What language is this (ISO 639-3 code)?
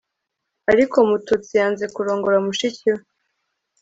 kin